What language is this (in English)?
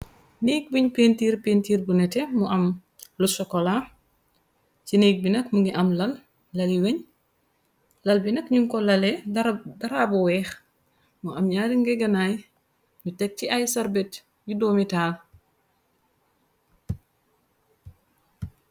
Wolof